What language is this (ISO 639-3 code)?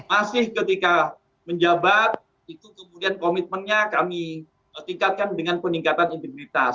ind